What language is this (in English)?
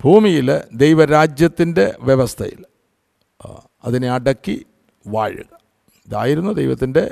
Malayalam